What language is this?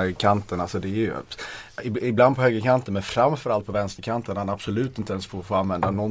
Swedish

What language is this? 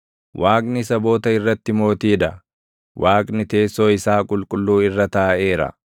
Oromo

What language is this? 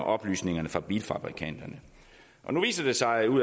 Danish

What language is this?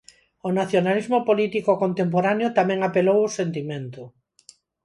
Galician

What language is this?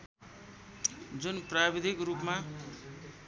Nepali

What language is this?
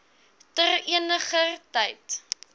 Afrikaans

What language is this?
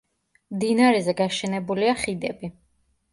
Georgian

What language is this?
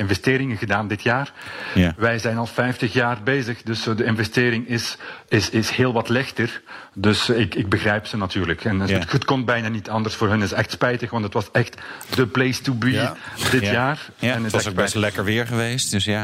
Dutch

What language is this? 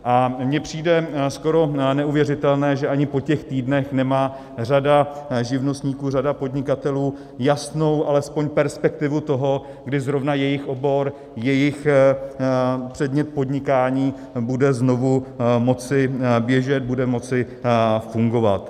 Czech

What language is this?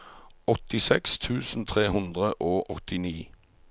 Norwegian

